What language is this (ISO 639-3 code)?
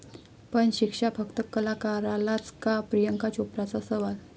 mar